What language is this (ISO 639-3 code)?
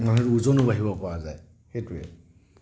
asm